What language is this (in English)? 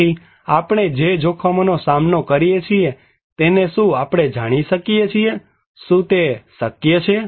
Gujarati